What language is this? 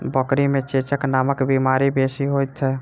Maithili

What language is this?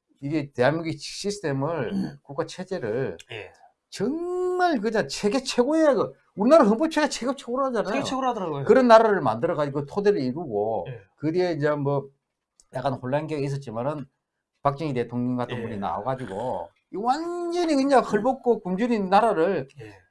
Korean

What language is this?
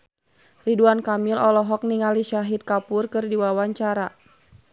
Sundanese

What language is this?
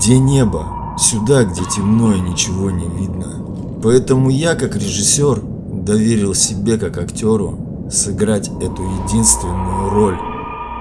Russian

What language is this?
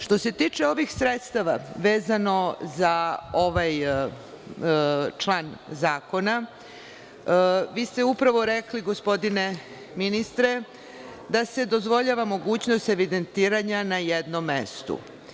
Serbian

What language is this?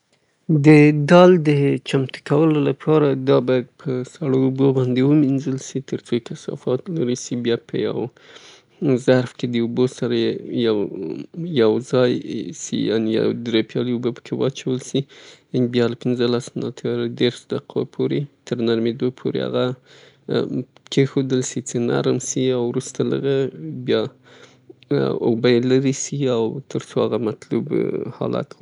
Southern Pashto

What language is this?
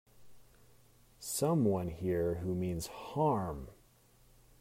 English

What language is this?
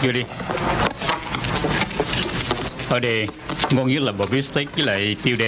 Vietnamese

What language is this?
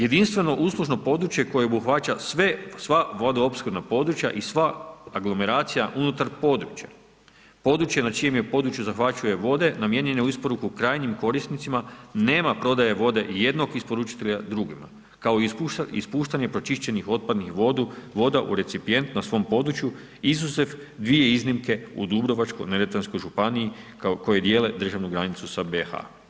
Croatian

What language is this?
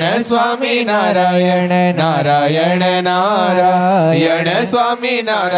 Gujarati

